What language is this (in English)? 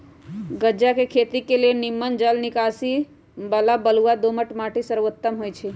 Magahi